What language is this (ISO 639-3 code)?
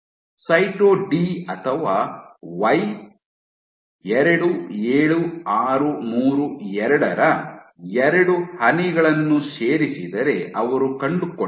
kan